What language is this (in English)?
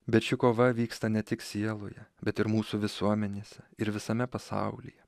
Lithuanian